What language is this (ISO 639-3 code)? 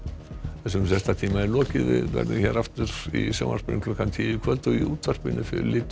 isl